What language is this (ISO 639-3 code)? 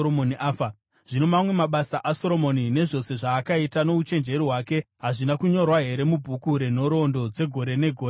sna